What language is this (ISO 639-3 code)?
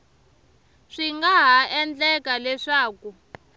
tso